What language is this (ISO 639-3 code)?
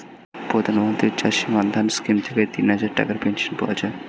ben